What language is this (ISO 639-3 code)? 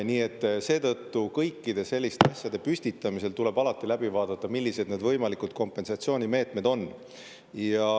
est